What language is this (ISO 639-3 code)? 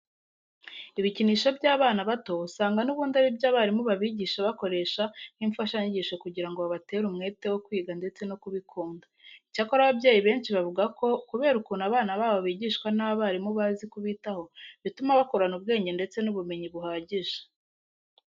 kin